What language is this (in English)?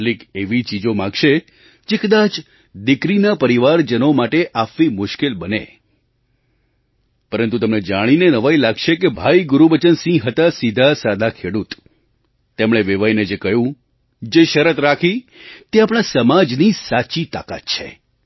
Gujarati